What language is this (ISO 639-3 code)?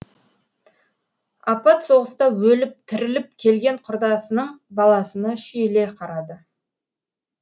kaz